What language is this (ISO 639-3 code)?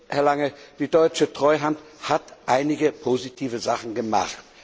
deu